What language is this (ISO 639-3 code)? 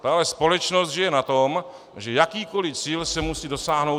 ces